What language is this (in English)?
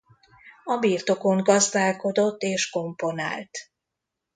Hungarian